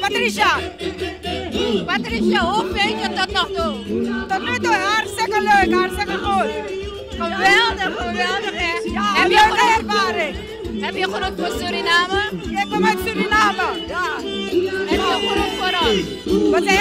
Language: Dutch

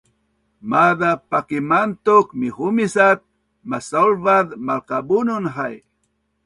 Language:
Bunun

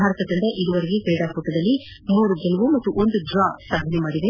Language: Kannada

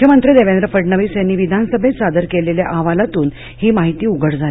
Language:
Marathi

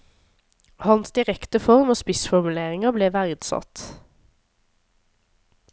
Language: Norwegian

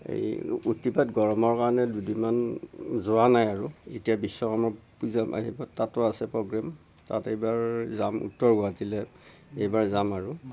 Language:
Assamese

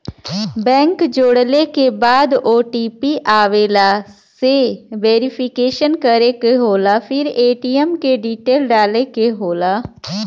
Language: Bhojpuri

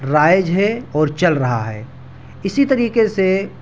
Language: Urdu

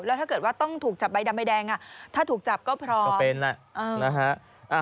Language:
Thai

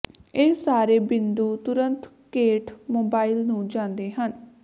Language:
Punjabi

